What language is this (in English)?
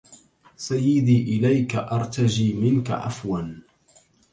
Arabic